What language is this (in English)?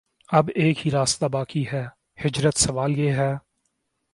Urdu